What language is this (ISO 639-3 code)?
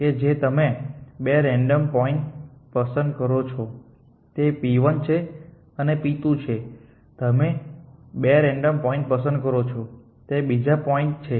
guj